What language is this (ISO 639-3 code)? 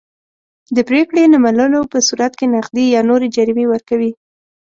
pus